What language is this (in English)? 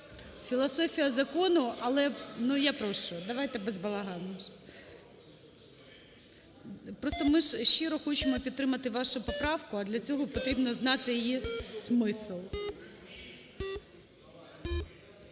Ukrainian